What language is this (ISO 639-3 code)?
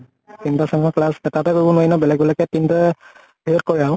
asm